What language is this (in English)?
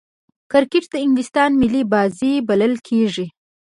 Pashto